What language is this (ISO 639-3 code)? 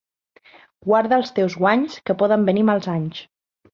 cat